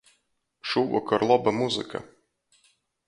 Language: Latgalian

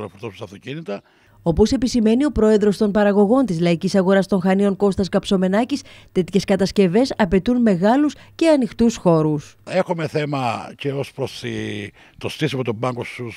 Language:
Greek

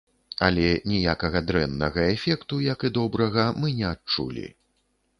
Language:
Belarusian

